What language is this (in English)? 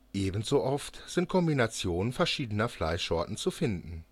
German